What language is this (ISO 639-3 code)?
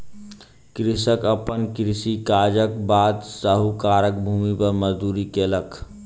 mai